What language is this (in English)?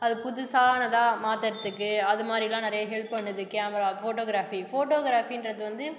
Tamil